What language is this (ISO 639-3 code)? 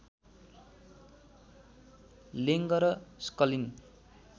nep